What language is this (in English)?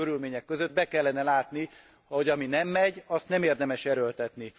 Hungarian